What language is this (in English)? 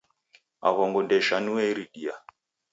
Taita